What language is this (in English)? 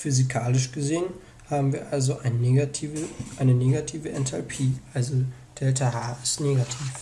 German